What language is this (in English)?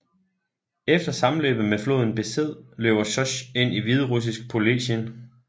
Danish